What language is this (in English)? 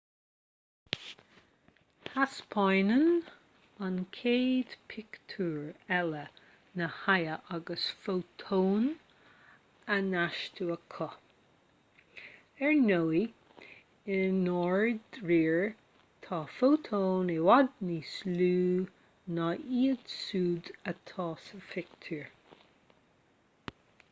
Irish